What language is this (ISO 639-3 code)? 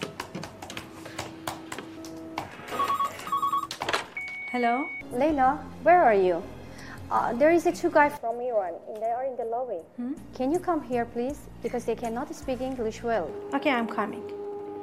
fas